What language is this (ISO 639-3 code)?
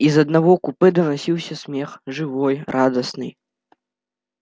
rus